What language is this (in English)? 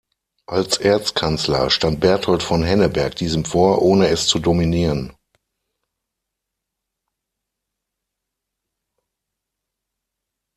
German